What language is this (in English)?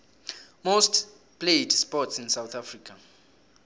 South Ndebele